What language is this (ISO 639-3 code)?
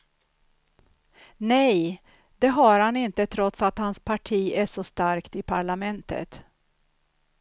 swe